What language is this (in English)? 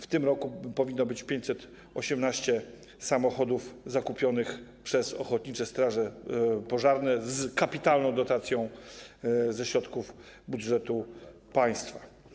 Polish